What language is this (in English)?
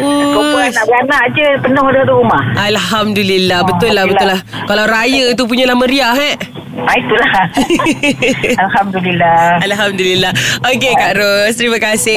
Malay